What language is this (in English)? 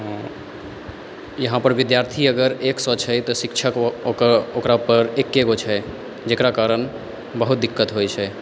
Maithili